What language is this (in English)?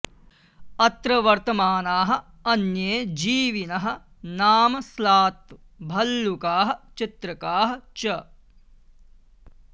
Sanskrit